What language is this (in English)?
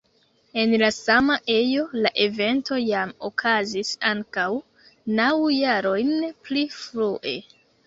Esperanto